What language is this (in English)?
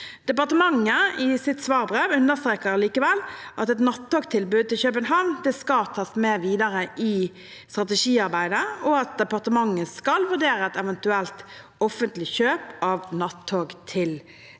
Norwegian